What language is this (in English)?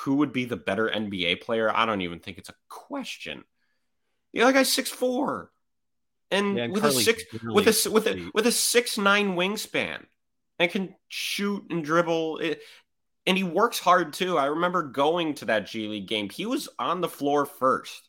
English